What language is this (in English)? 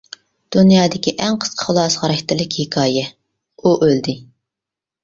Uyghur